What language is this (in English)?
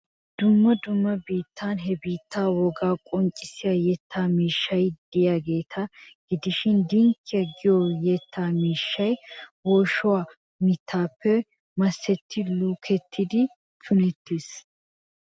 Wolaytta